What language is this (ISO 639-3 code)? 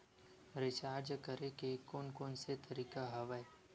hne